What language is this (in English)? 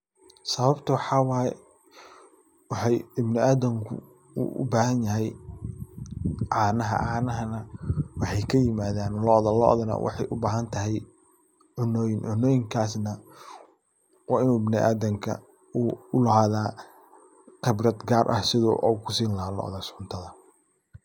Somali